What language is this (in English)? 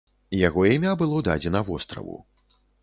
Belarusian